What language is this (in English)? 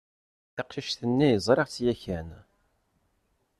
Kabyle